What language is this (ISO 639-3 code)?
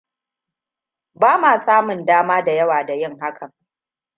hau